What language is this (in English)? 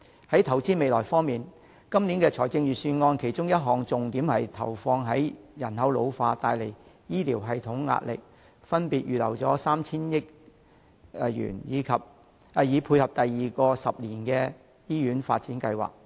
Cantonese